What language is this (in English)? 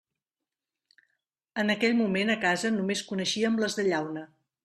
Catalan